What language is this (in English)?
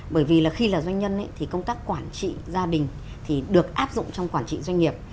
Vietnamese